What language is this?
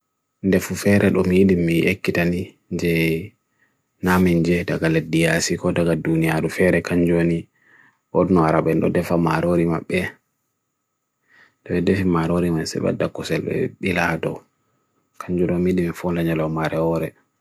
Bagirmi Fulfulde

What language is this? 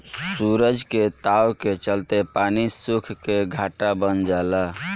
Bhojpuri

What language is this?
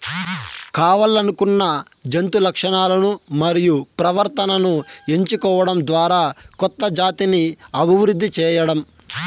Telugu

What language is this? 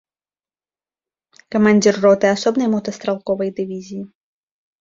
Belarusian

